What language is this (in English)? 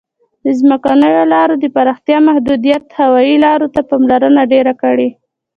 Pashto